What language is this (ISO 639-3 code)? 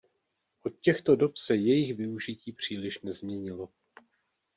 ces